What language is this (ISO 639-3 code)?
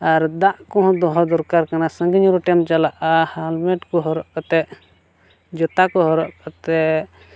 sat